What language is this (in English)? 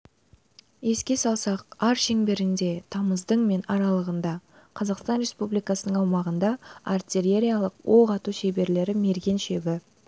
Kazakh